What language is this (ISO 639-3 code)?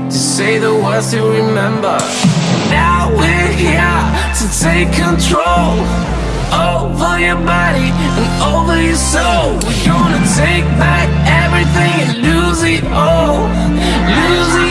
eng